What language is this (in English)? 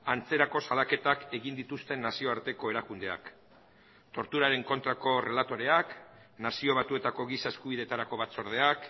Basque